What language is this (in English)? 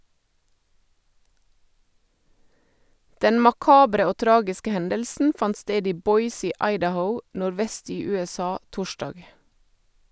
Norwegian